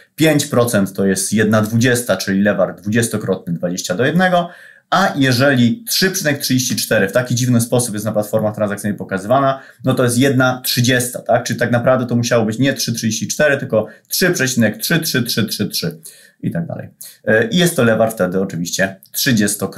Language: Polish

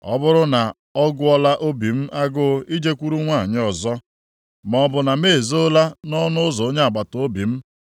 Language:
Igbo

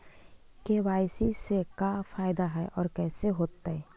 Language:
Magahi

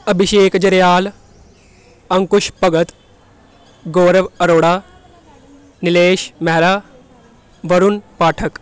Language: Punjabi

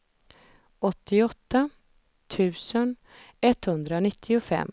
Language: Swedish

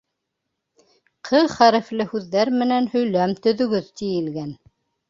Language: Bashkir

